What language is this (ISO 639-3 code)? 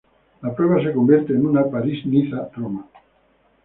spa